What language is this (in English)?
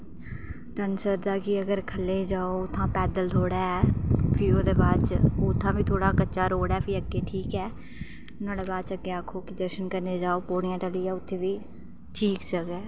Dogri